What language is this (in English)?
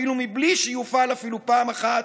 Hebrew